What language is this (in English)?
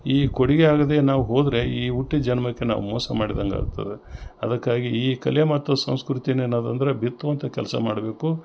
Kannada